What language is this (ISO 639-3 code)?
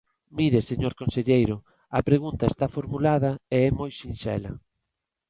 glg